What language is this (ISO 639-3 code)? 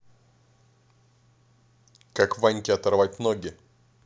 rus